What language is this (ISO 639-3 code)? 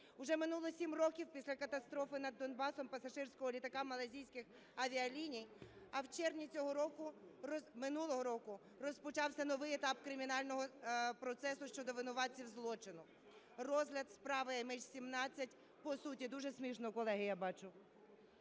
ukr